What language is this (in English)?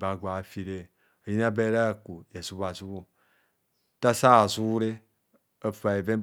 Kohumono